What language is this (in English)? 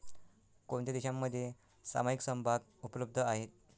Marathi